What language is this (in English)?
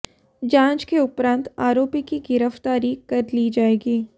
Hindi